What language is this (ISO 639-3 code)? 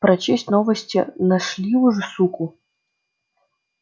rus